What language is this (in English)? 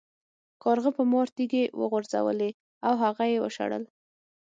Pashto